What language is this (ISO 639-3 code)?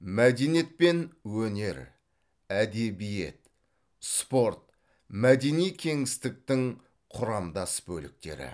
kaz